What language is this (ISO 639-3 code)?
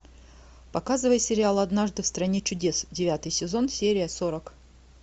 rus